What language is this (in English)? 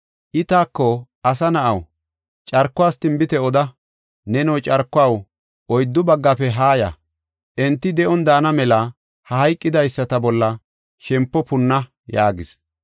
Gofa